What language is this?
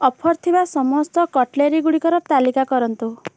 Odia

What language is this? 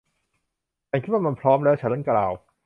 Thai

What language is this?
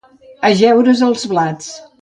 Catalan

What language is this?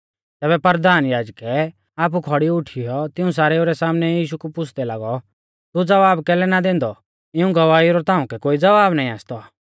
Mahasu Pahari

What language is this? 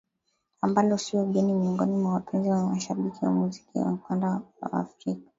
Swahili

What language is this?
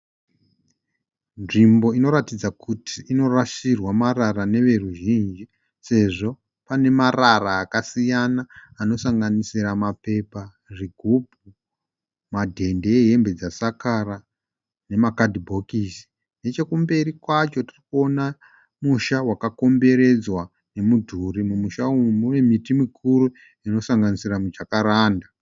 Shona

